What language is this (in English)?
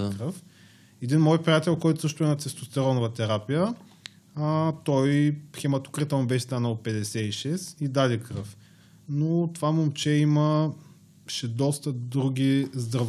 Bulgarian